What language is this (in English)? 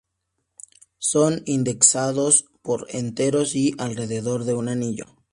Spanish